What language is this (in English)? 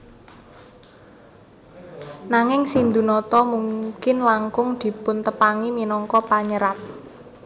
Javanese